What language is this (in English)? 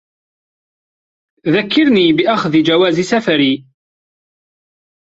Arabic